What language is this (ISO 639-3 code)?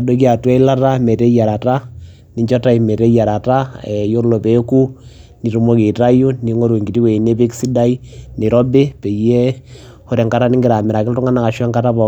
mas